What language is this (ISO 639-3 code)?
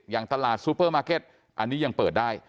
tha